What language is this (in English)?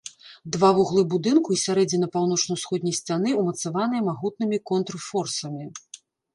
Belarusian